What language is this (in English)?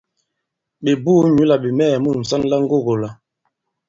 Bankon